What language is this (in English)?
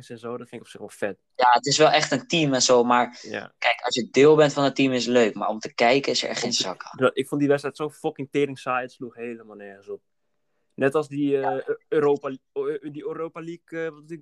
Dutch